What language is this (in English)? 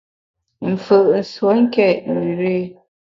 Bamun